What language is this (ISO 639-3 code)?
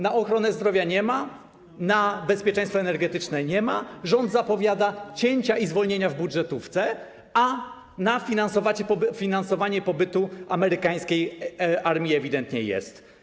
pol